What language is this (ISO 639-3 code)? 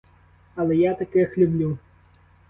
ukr